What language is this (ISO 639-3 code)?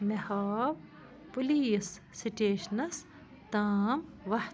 kas